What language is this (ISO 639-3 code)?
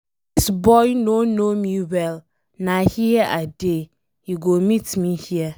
pcm